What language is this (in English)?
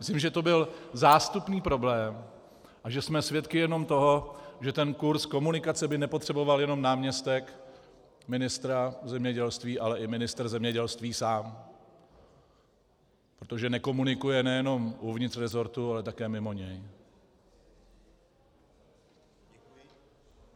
Czech